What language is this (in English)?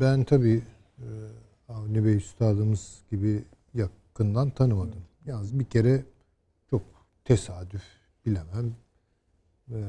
Turkish